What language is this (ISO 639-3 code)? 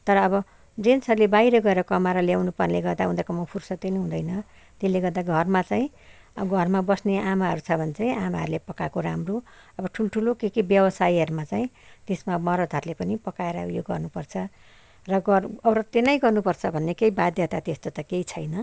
nep